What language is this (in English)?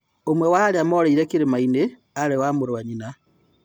Kikuyu